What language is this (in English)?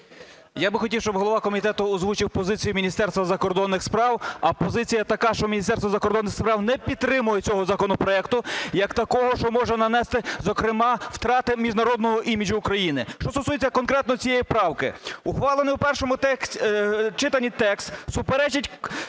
Ukrainian